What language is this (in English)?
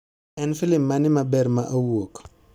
Luo (Kenya and Tanzania)